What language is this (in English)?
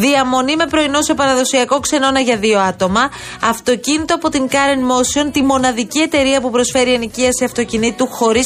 Greek